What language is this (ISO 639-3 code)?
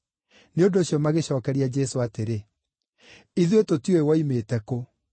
kik